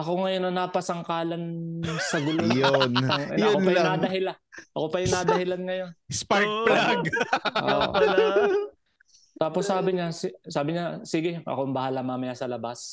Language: Filipino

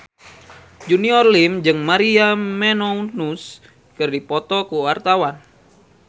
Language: Sundanese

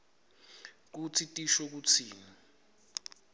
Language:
Swati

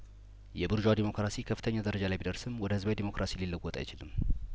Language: Amharic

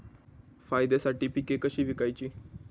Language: Marathi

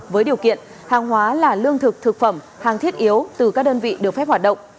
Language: Vietnamese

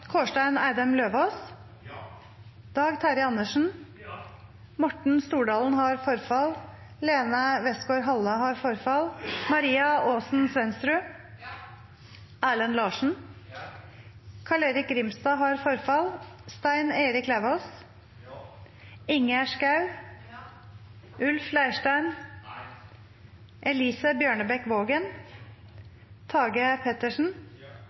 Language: Norwegian Nynorsk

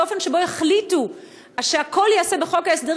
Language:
Hebrew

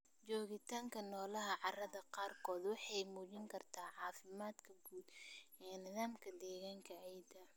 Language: Somali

